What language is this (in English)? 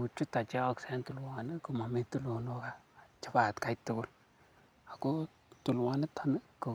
Kalenjin